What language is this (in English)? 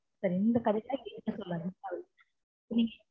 Tamil